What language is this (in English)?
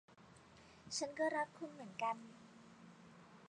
Thai